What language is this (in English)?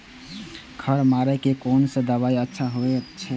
Maithili